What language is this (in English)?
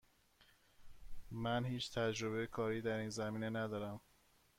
Persian